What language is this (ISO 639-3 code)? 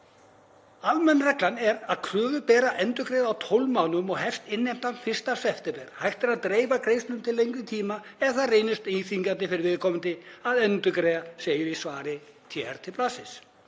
isl